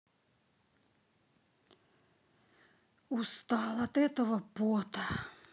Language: Russian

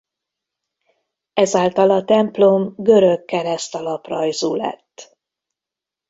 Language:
Hungarian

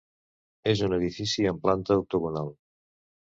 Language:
Catalan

